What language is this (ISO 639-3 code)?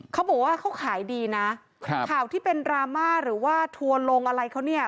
tha